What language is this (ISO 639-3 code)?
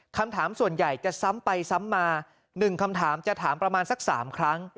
tha